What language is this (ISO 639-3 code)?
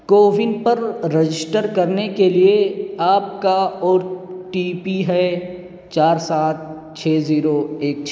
urd